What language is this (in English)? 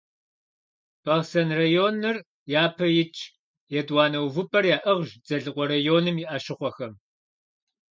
Kabardian